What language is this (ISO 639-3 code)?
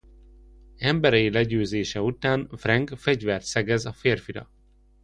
hun